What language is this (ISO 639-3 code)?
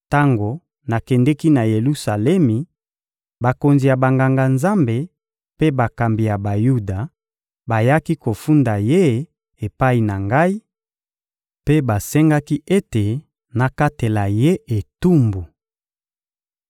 lin